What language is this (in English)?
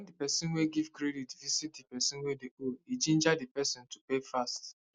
Nigerian Pidgin